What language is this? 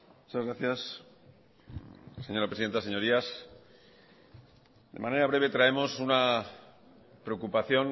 Spanish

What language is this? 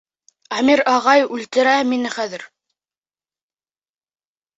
Bashkir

